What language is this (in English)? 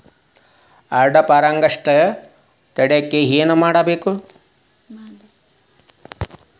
Kannada